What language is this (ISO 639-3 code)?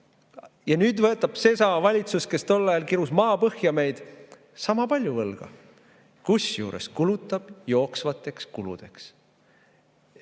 est